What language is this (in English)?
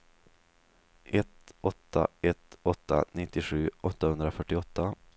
Swedish